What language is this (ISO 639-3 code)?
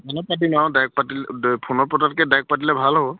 asm